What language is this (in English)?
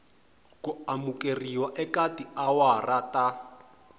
Tsonga